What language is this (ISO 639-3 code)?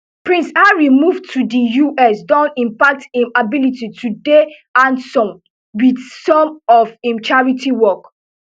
pcm